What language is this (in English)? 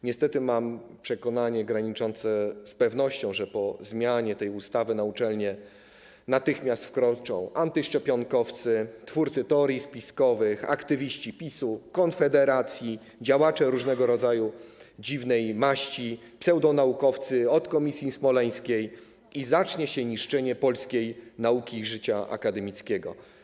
Polish